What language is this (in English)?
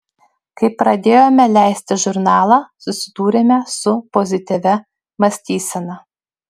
Lithuanian